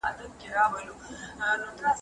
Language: Pashto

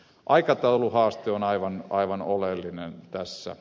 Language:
Finnish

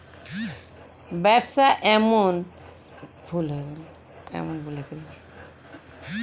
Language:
Bangla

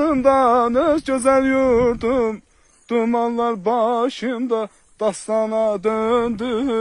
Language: Turkish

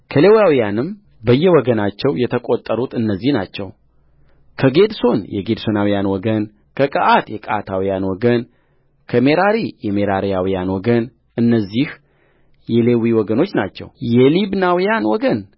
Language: Amharic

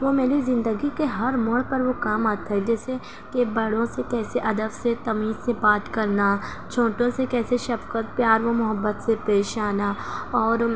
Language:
Urdu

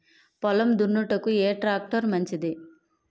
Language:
Telugu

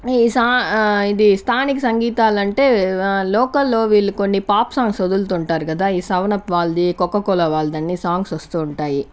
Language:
Telugu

